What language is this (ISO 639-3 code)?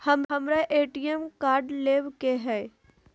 mag